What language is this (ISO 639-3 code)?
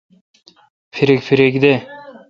xka